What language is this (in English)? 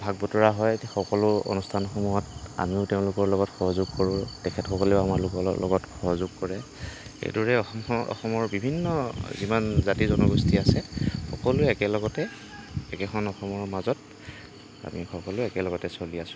Assamese